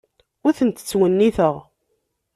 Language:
Kabyle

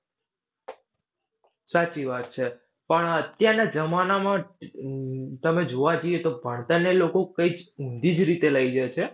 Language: Gujarati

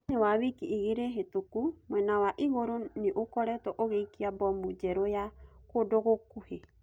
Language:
Kikuyu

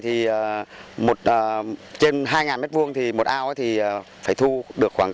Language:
Vietnamese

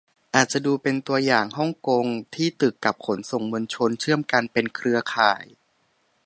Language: Thai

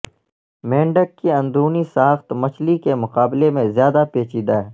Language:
Urdu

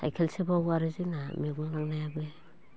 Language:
Bodo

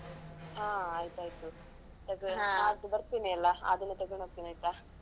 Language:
Kannada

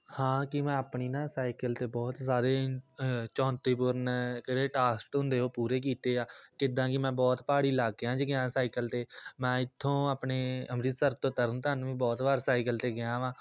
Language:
Punjabi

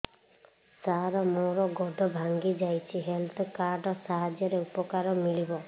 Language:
Odia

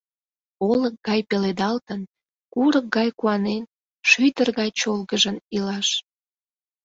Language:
Mari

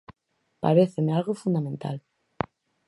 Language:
Galician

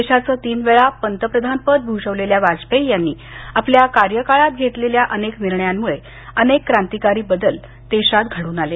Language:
Marathi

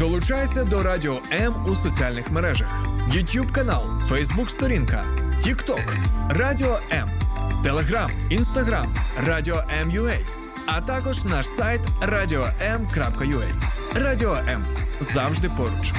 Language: Ukrainian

